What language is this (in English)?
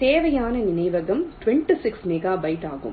Tamil